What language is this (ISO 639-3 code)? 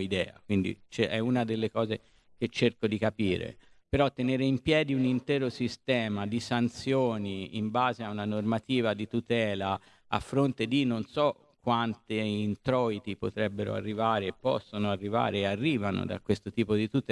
ita